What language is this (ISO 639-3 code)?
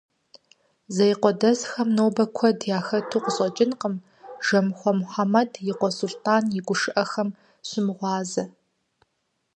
kbd